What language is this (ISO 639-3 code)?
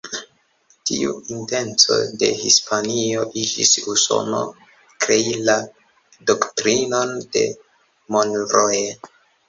epo